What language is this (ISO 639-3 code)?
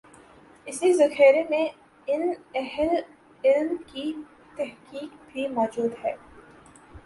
urd